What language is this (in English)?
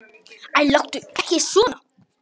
Icelandic